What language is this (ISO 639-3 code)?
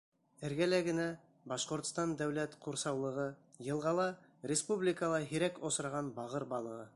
bak